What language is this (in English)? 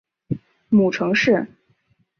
Chinese